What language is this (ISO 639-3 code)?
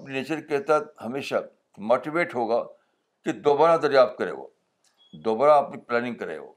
urd